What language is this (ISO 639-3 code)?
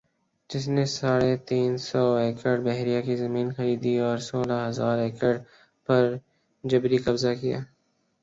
urd